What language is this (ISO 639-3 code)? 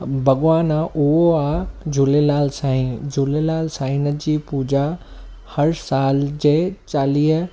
snd